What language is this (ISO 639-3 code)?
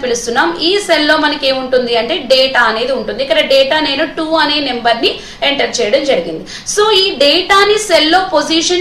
hin